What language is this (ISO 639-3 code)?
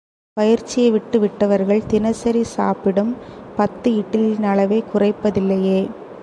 tam